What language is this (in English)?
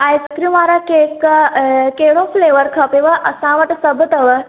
Sindhi